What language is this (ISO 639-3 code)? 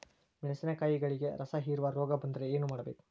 kan